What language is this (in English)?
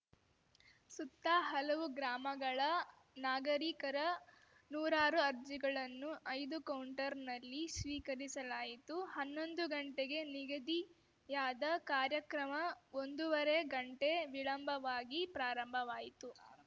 Kannada